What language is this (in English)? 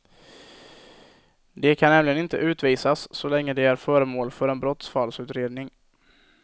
Swedish